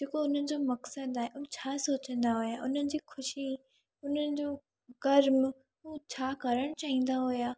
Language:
Sindhi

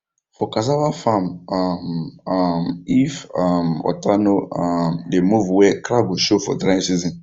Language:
Nigerian Pidgin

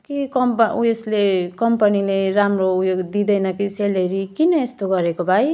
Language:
Nepali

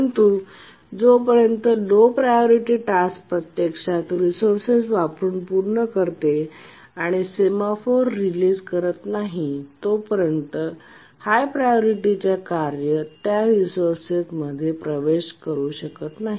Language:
Marathi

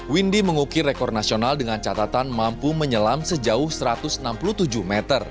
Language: Indonesian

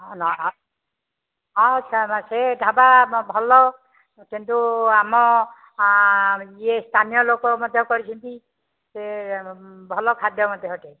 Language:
Odia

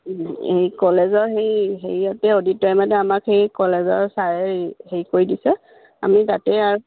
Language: Assamese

